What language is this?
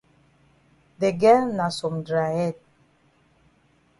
Cameroon Pidgin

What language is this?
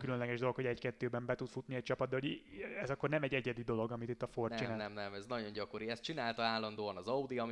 Hungarian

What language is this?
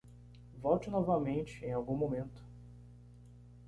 Portuguese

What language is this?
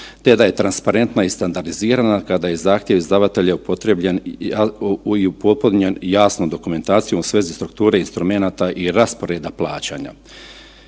Croatian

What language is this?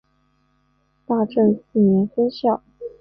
Chinese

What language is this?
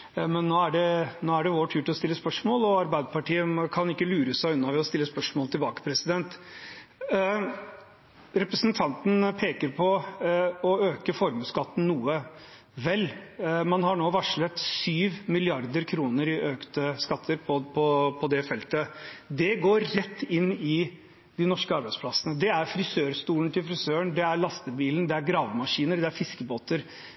Norwegian Bokmål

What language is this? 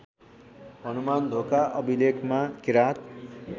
Nepali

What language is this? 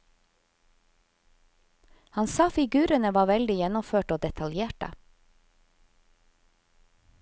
Norwegian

